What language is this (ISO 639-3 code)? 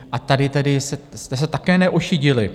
ces